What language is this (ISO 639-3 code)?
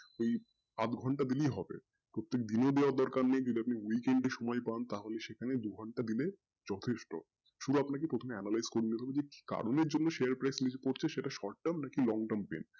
ben